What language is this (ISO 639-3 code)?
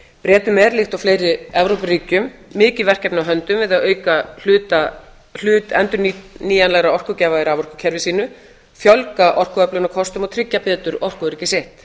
isl